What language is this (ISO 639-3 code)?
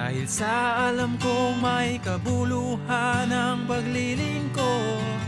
fil